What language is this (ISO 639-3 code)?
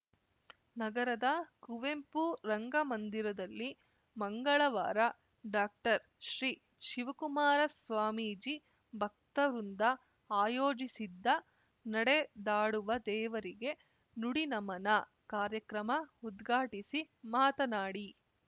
kan